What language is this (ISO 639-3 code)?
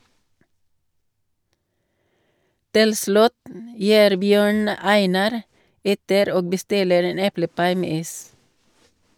nor